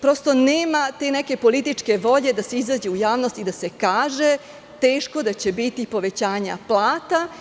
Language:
Serbian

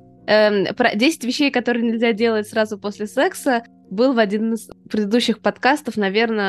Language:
Russian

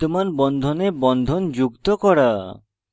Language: Bangla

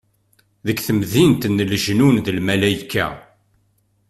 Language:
Kabyle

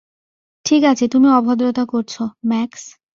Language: Bangla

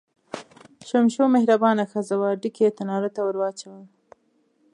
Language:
Pashto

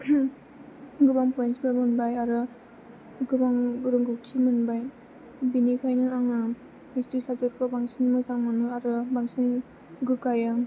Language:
Bodo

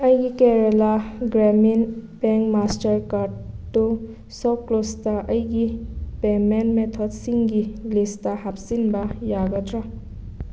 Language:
Manipuri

